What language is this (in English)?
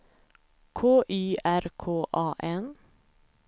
Swedish